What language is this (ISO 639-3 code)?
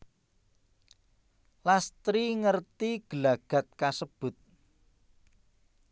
jav